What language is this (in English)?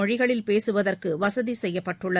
Tamil